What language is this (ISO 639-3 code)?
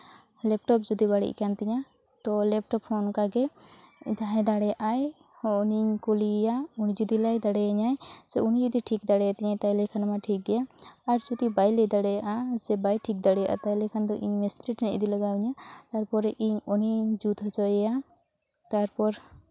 sat